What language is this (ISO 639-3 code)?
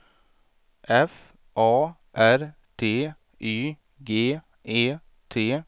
swe